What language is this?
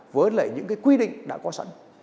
Vietnamese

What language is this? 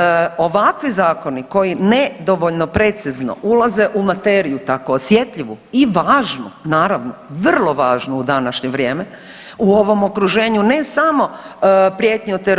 Croatian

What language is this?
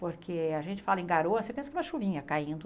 Portuguese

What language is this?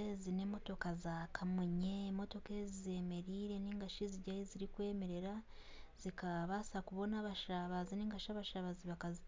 Nyankole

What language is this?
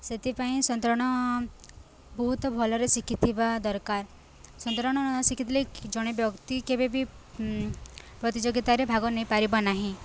Odia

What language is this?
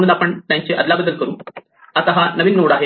Marathi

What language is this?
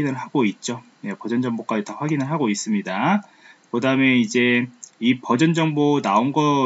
Korean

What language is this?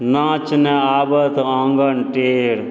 Maithili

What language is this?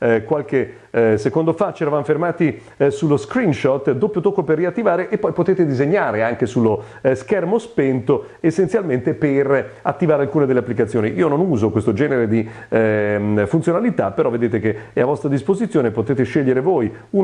Italian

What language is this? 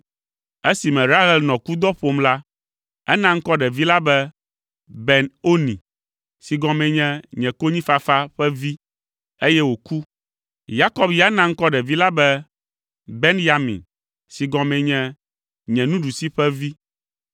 Ewe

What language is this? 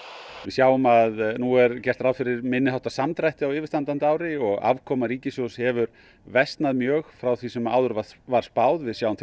Icelandic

